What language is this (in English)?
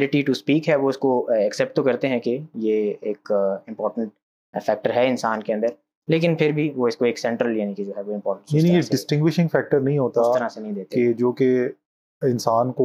Urdu